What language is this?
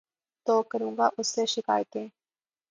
Urdu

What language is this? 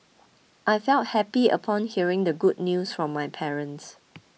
English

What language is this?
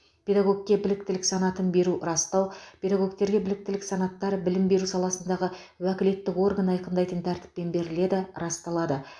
Kazakh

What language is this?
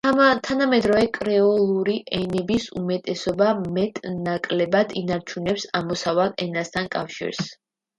Georgian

